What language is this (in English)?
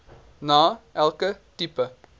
Afrikaans